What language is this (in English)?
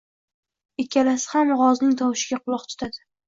Uzbek